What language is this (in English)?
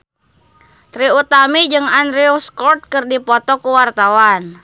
Sundanese